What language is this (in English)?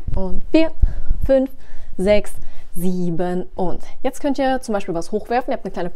German